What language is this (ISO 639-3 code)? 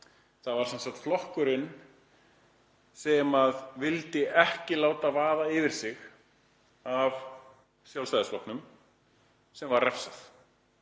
isl